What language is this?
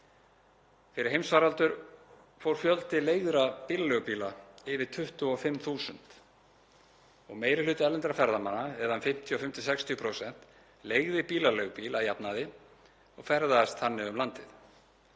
Icelandic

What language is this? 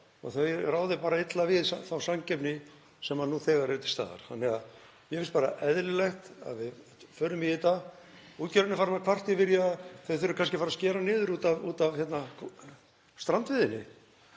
Icelandic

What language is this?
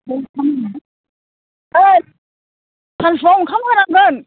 Bodo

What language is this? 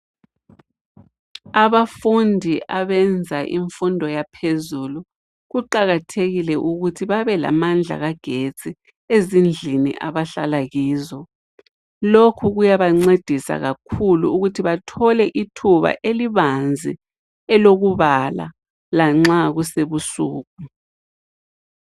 North Ndebele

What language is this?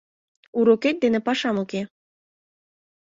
Mari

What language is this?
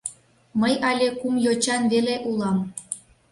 Mari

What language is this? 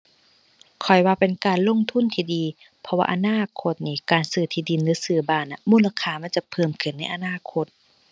Thai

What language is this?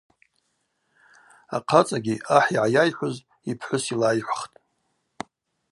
Abaza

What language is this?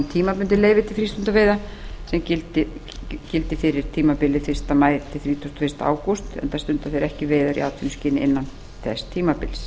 Icelandic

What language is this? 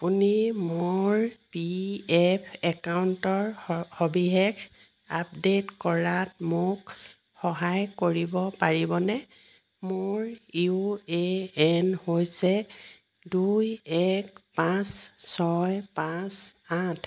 Assamese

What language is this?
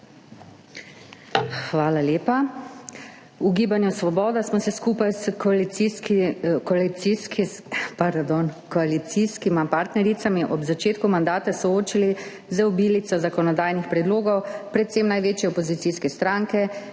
Slovenian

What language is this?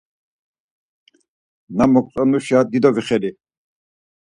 Laz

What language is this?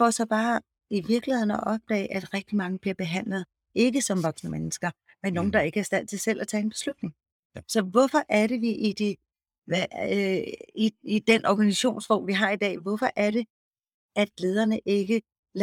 Danish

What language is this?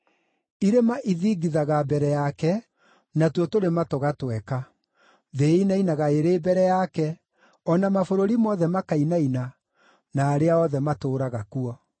Kikuyu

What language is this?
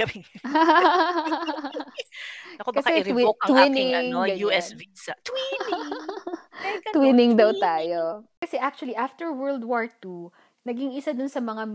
Filipino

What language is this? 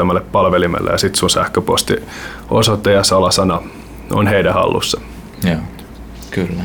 Finnish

